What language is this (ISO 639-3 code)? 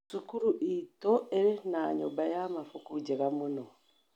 kik